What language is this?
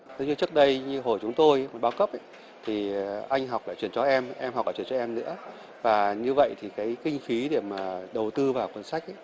Vietnamese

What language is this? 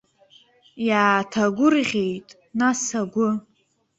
Abkhazian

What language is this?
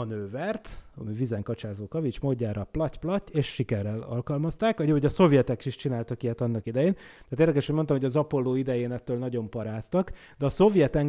Hungarian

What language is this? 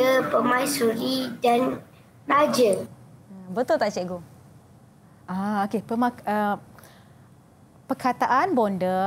Malay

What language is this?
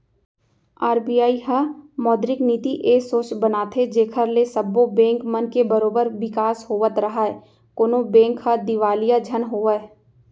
Chhattisgarhi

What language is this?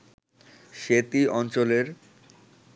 Bangla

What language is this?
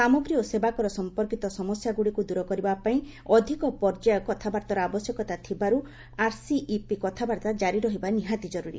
Odia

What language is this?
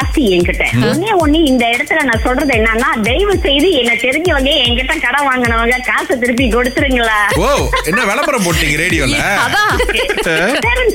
Tamil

